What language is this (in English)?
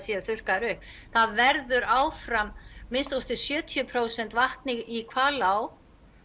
Icelandic